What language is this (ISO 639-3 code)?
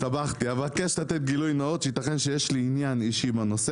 heb